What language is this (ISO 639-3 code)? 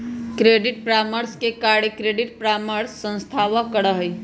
mag